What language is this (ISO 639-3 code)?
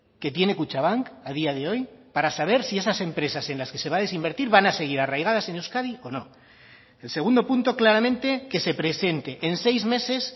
spa